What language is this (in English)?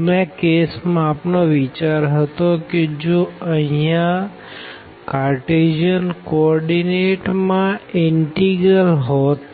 Gujarati